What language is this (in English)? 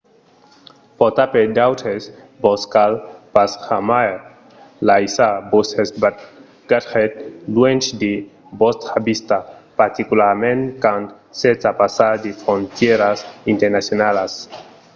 Occitan